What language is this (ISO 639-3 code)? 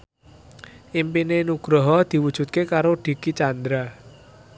jav